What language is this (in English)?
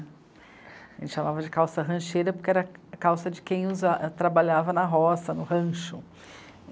Portuguese